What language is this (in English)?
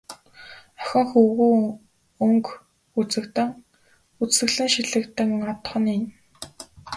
Mongolian